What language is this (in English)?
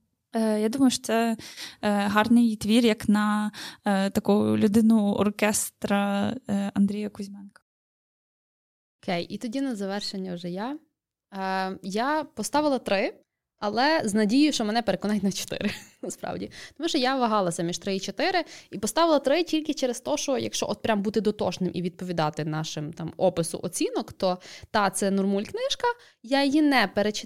Ukrainian